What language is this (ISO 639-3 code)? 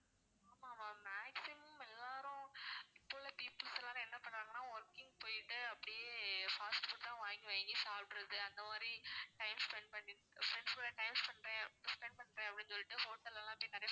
tam